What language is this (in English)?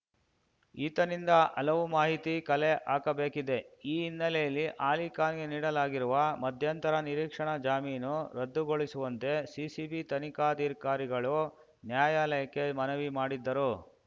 Kannada